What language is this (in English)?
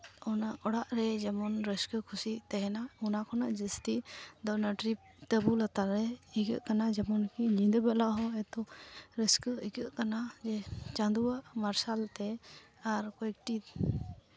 Santali